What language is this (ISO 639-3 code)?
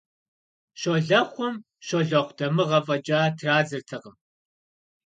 kbd